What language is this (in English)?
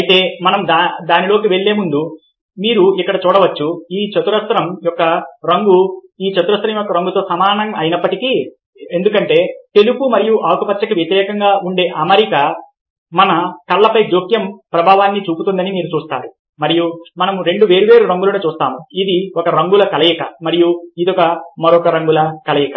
Telugu